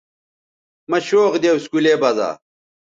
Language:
Bateri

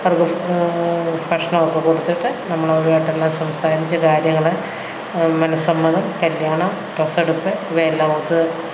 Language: Malayalam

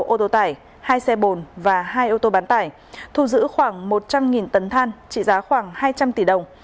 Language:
Vietnamese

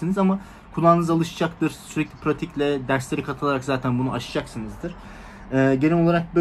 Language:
Turkish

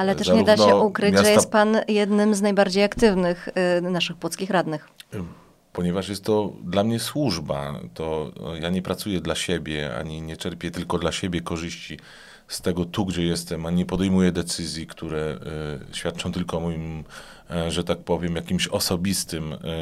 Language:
Polish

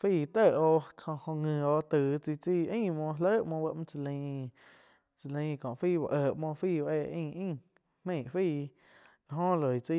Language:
Quiotepec Chinantec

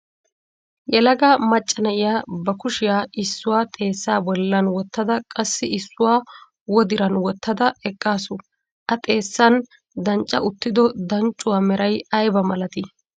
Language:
Wolaytta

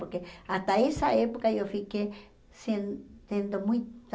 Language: Portuguese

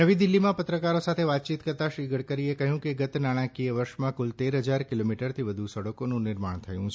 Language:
Gujarati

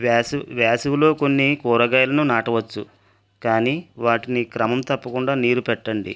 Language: Telugu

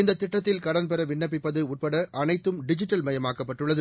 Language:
Tamil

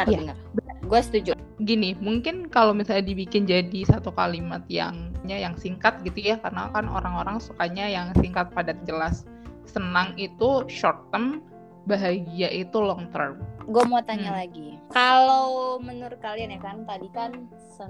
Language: Indonesian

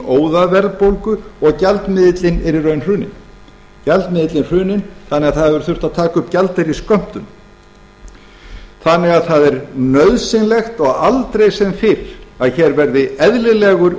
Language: Icelandic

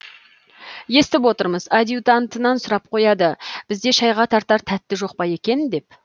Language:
Kazakh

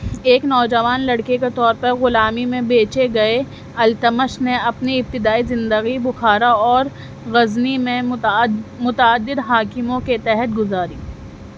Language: Urdu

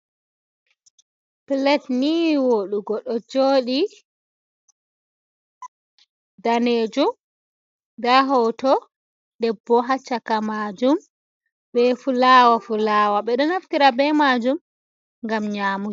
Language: Fula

